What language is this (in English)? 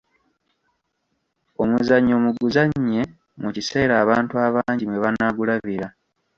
Ganda